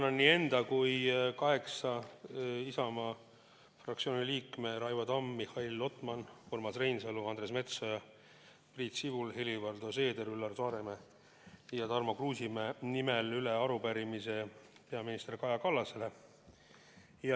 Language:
Estonian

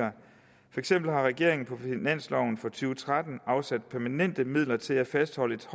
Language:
Danish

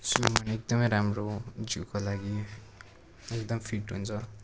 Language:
Nepali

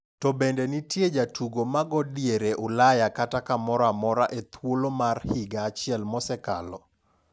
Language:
Luo (Kenya and Tanzania)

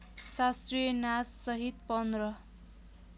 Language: Nepali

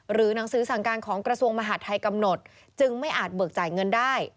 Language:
Thai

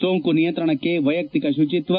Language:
Kannada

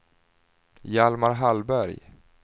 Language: Swedish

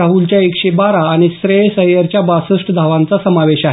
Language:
Marathi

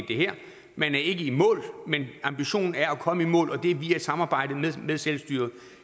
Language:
Danish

